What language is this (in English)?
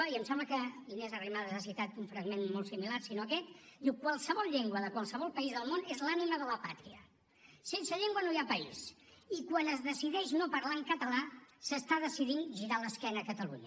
Catalan